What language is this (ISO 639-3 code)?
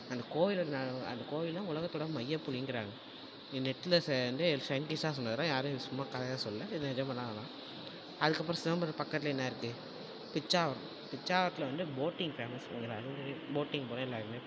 tam